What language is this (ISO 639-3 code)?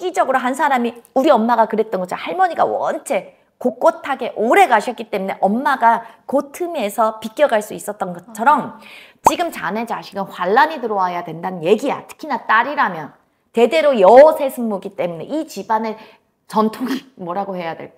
kor